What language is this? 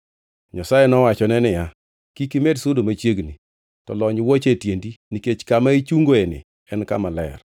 Luo (Kenya and Tanzania)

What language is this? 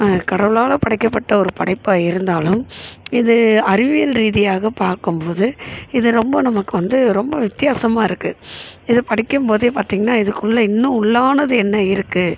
Tamil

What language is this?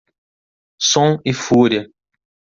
Portuguese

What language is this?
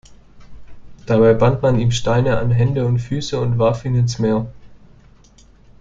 German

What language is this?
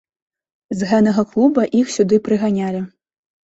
Belarusian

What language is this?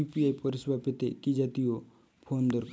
Bangla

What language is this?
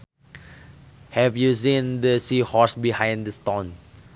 Sundanese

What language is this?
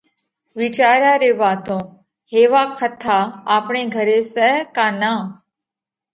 Parkari Koli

